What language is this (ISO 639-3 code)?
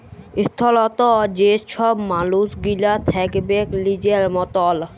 ben